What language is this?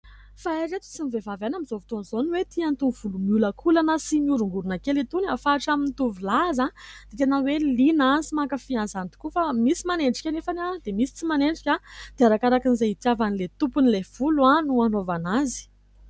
Malagasy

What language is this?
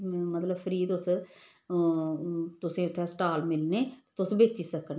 Dogri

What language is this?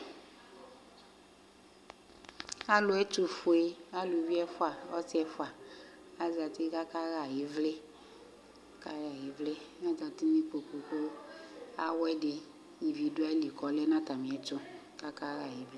Ikposo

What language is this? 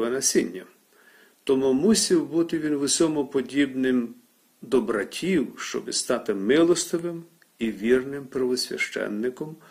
Ukrainian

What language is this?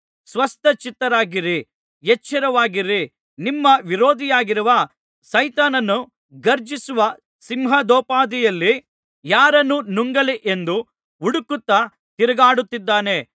Kannada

